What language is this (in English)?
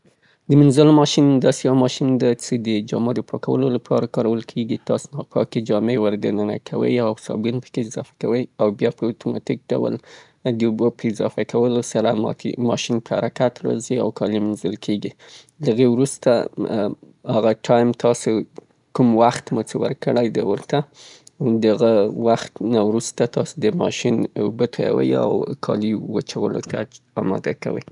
Southern Pashto